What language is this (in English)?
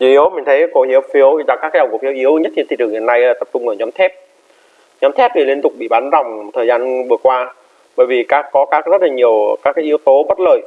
Vietnamese